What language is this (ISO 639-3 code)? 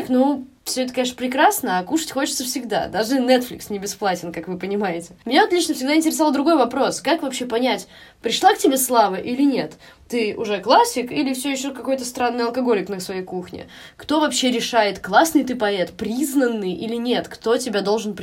rus